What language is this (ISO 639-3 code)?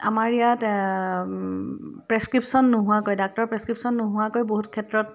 asm